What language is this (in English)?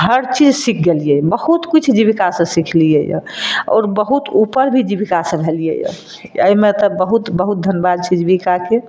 Maithili